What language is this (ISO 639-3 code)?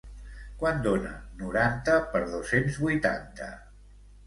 cat